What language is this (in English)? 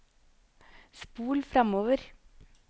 Norwegian